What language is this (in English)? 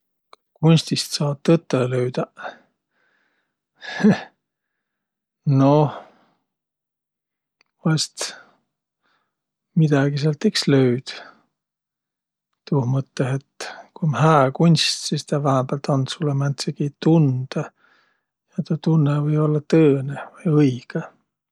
Võro